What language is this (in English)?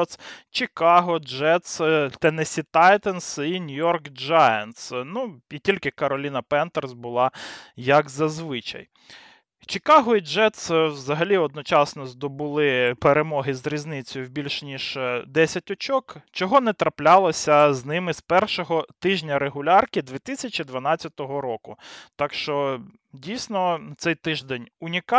Ukrainian